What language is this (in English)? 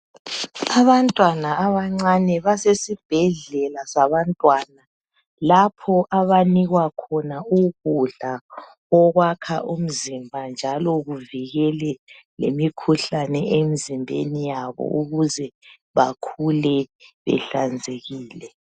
North Ndebele